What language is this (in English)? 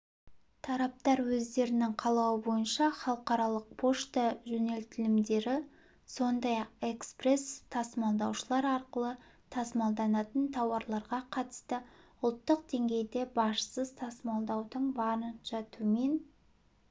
Kazakh